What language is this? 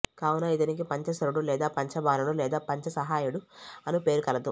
Telugu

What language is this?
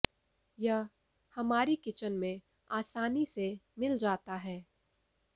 Hindi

